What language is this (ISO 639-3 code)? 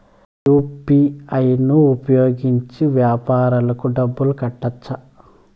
tel